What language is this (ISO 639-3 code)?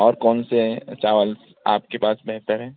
urd